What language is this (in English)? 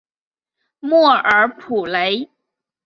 Chinese